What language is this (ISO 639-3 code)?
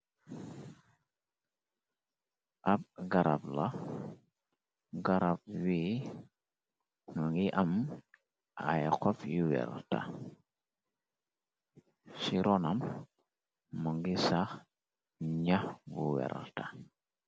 wol